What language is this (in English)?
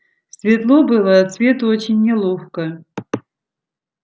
Russian